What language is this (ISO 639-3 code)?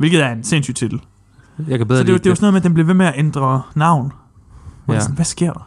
dan